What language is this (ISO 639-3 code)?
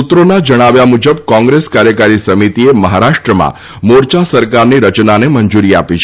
guj